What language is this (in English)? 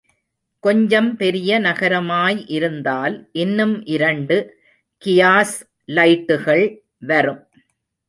Tamil